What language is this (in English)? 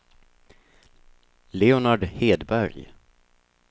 Swedish